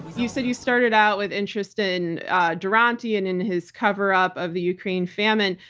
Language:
English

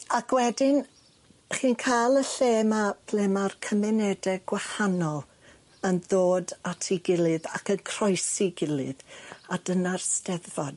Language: Welsh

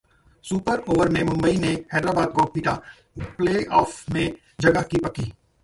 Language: Hindi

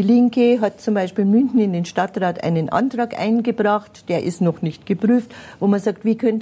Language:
German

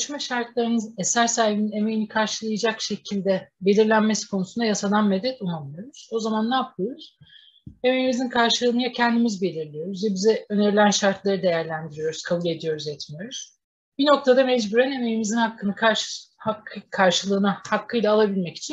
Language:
Turkish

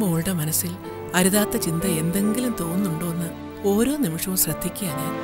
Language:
Malayalam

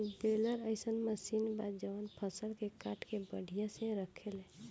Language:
Bhojpuri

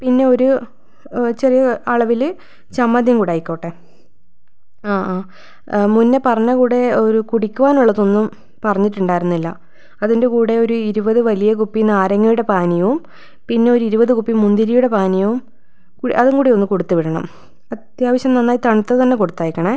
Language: Malayalam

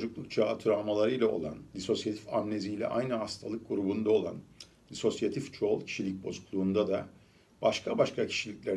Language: Turkish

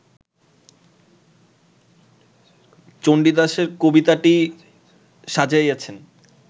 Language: Bangla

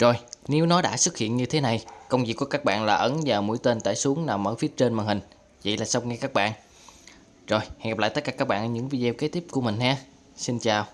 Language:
Vietnamese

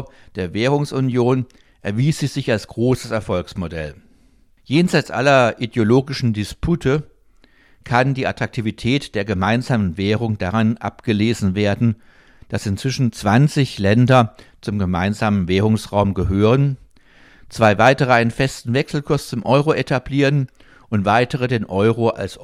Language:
German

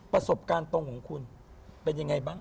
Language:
Thai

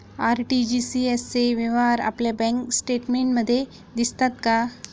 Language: Marathi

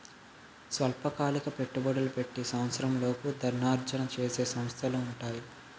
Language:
Telugu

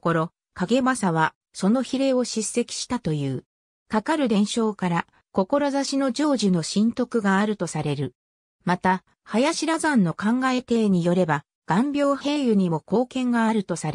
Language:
Japanese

